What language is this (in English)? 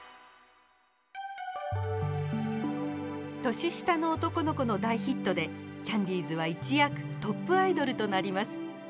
Japanese